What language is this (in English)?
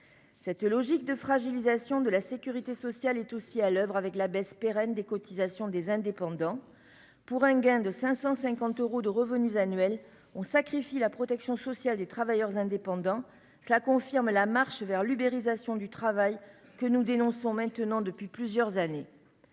French